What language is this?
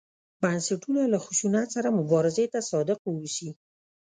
Pashto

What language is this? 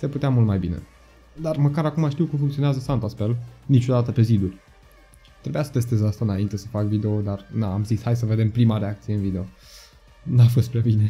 Romanian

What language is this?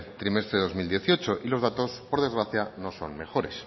Spanish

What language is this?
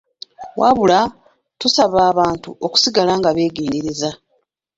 Ganda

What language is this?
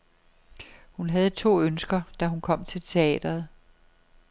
Danish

